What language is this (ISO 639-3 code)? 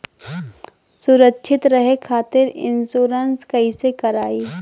bho